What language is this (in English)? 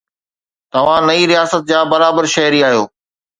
Sindhi